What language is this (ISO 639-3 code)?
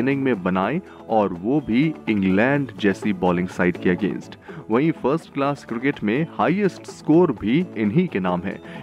hin